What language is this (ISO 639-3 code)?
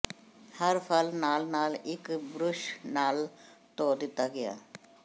pan